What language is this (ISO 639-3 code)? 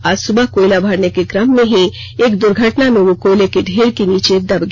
hin